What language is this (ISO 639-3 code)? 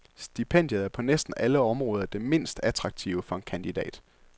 dan